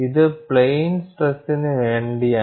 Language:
Malayalam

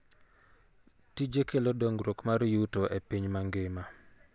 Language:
Luo (Kenya and Tanzania)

